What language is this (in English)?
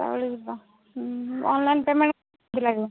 Odia